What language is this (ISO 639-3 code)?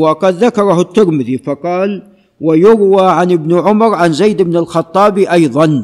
ara